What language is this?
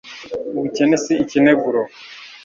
Kinyarwanda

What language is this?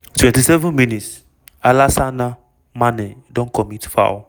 Nigerian Pidgin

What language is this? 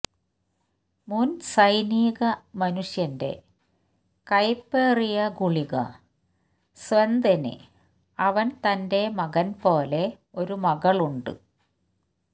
Malayalam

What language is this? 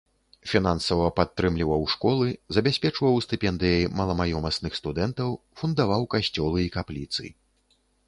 Belarusian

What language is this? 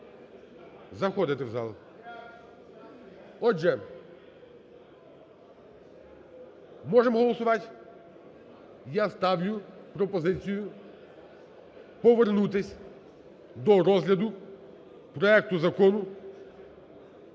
Ukrainian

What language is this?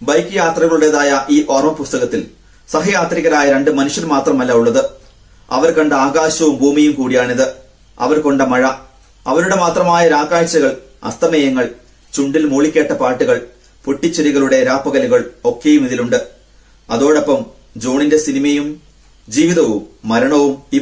Malayalam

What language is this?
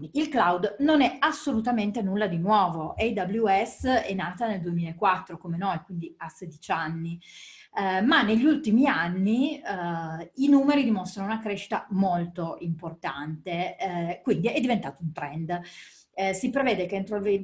Italian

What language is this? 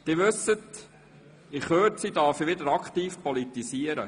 Swiss German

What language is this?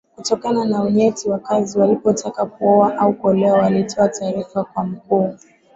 Swahili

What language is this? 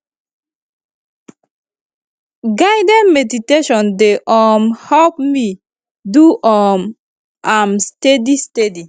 Nigerian Pidgin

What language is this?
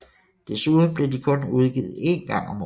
Danish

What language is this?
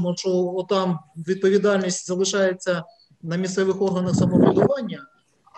Ukrainian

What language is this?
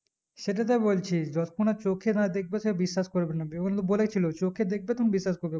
Bangla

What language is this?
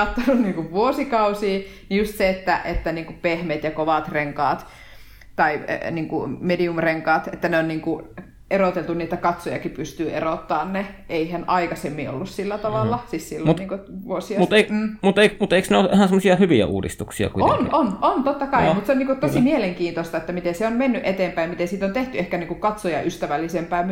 Finnish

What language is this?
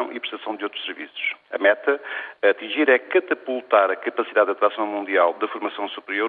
Portuguese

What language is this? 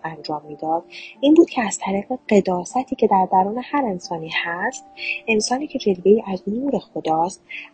Persian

